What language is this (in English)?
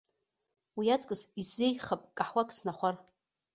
Abkhazian